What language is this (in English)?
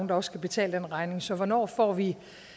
Danish